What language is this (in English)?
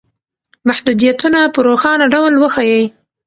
Pashto